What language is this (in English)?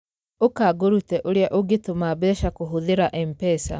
Kikuyu